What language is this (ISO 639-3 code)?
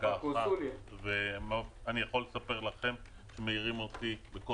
heb